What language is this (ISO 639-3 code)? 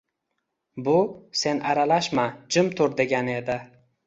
uzb